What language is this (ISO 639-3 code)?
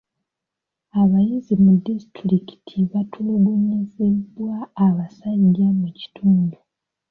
lug